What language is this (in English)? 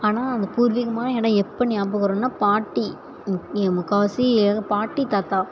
Tamil